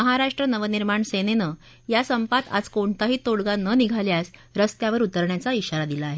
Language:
Marathi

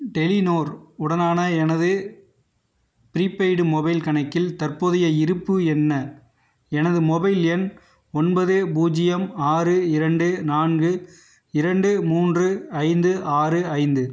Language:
Tamil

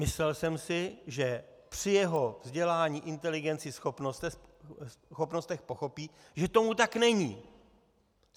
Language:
Czech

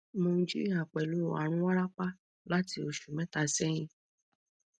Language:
Yoruba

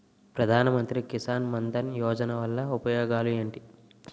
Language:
Telugu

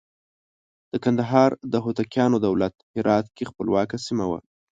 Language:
Pashto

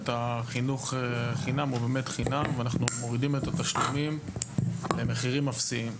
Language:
Hebrew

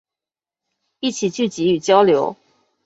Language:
Chinese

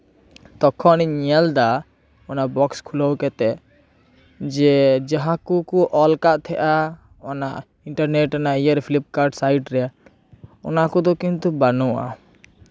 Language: Santali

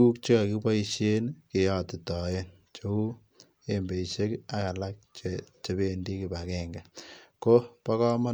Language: Kalenjin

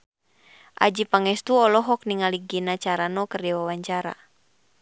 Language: Sundanese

